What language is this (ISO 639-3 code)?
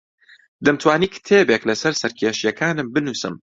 ckb